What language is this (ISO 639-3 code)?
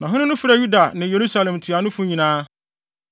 aka